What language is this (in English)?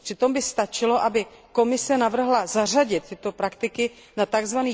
Czech